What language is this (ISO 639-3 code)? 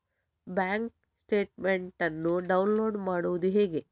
kan